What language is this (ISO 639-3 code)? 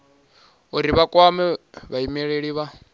ven